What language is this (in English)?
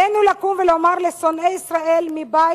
Hebrew